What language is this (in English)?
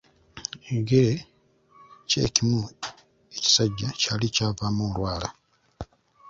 Ganda